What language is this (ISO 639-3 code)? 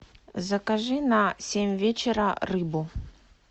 rus